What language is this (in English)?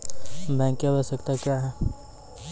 Maithili